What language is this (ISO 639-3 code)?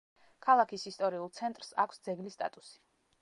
kat